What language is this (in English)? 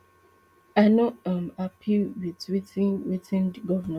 Nigerian Pidgin